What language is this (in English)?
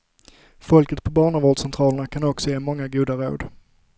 Swedish